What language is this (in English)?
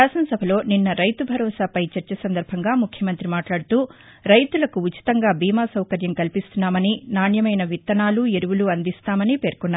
Telugu